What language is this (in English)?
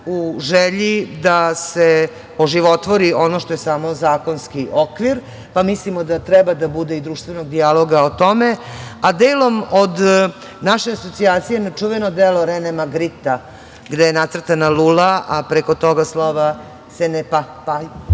Serbian